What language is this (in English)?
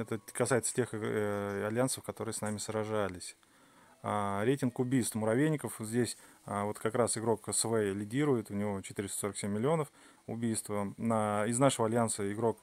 Russian